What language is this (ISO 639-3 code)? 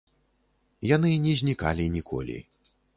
bel